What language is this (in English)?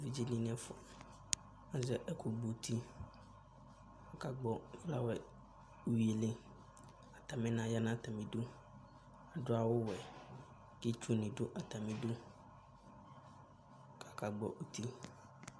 Ikposo